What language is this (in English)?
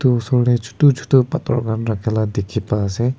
Naga Pidgin